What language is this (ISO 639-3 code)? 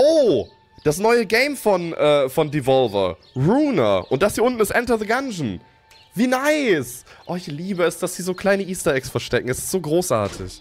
deu